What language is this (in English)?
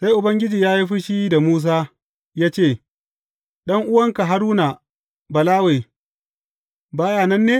Hausa